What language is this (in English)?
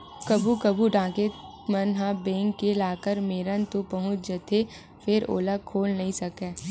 Chhattisgarhi